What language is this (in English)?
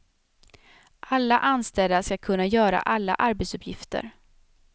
Swedish